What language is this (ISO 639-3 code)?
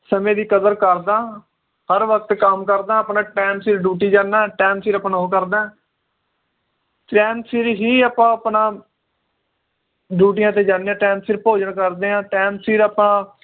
pan